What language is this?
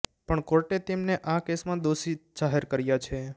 Gujarati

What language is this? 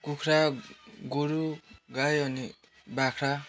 Nepali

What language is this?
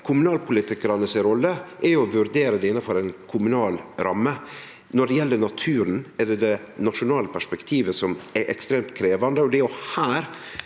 Norwegian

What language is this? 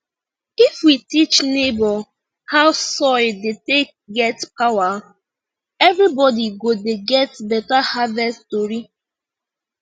Nigerian Pidgin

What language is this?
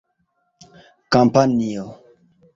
Esperanto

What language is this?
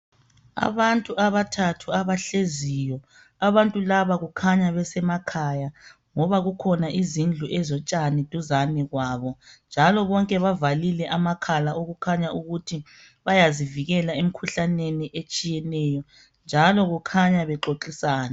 North Ndebele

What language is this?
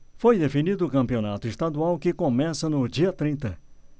Portuguese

